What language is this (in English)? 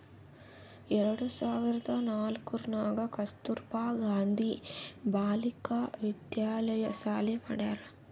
Kannada